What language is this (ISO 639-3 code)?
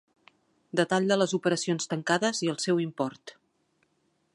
cat